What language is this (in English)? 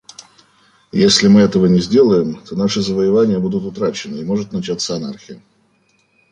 Russian